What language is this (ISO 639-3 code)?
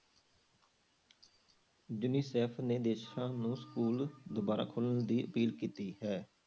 pan